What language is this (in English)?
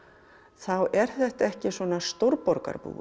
Icelandic